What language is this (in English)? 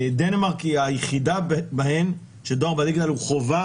Hebrew